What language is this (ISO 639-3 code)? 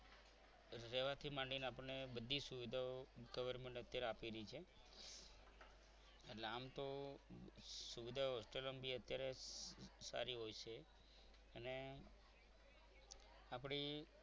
guj